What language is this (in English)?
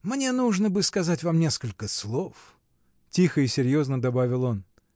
Russian